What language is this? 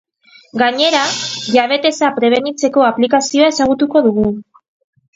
Basque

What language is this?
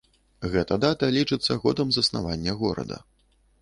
Belarusian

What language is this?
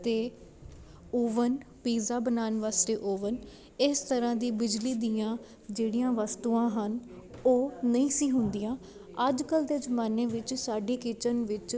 Punjabi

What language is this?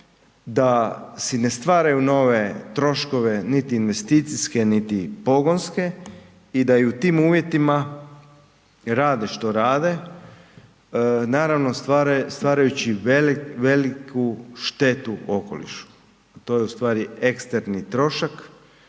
Croatian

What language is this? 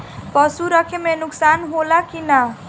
Bhojpuri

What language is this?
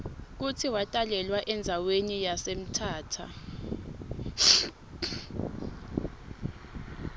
Swati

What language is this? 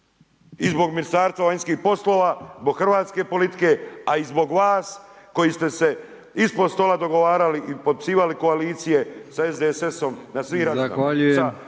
Croatian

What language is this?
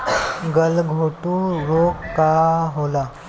Bhojpuri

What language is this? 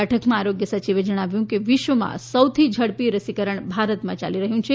Gujarati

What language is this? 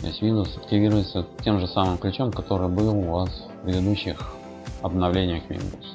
Russian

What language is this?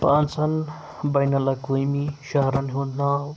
Kashmiri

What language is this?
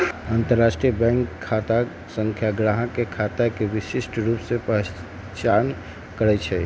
Magahi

